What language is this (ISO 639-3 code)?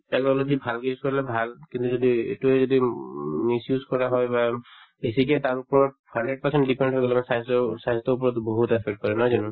asm